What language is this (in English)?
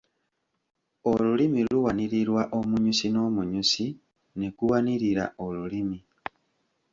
Ganda